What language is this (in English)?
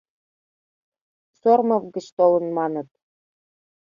Mari